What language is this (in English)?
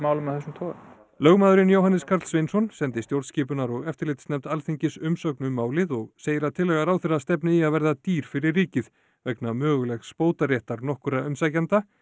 Icelandic